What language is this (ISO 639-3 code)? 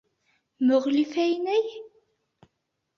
bak